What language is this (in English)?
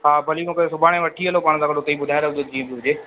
Sindhi